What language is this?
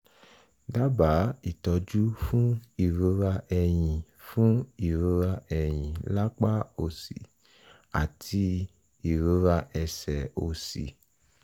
Yoruba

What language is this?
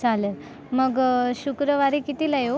Marathi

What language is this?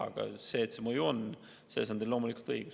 Estonian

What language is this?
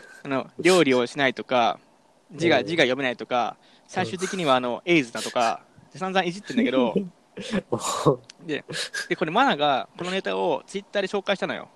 Japanese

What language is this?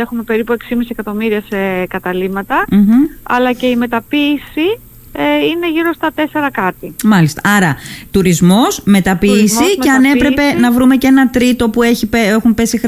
Greek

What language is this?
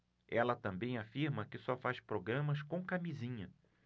Portuguese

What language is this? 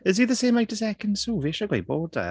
Welsh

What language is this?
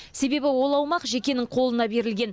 Kazakh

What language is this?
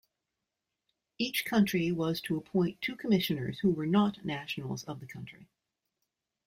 English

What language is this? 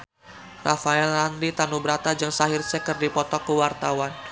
Sundanese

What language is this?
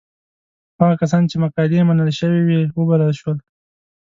Pashto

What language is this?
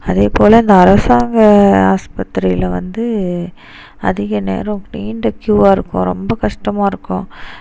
Tamil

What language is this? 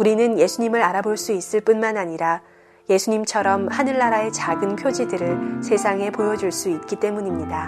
Korean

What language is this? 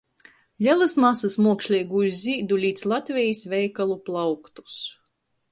Latgalian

